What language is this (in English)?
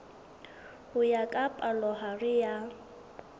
Southern Sotho